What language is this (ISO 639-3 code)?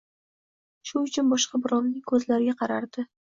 uzb